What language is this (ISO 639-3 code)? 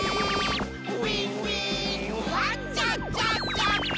jpn